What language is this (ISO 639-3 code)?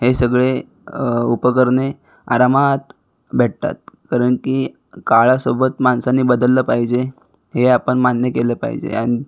mar